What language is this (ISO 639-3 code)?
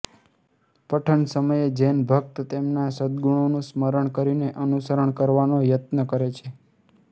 guj